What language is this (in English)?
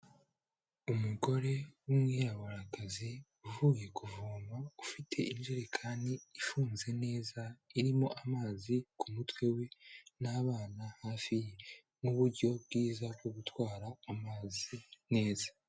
Kinyarwanda